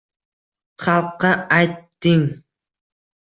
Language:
Uzbek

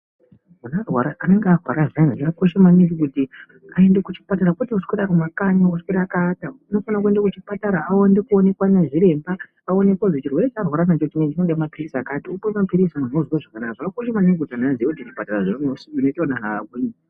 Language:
Ndau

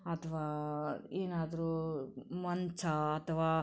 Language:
Kannada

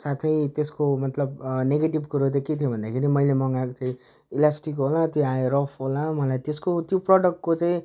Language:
Nepali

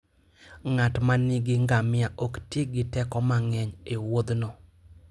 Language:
Luo (Kenya and Tanzania)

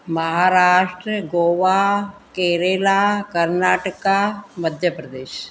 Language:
Sindhi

